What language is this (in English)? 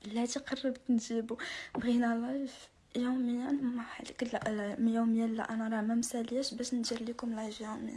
Arabic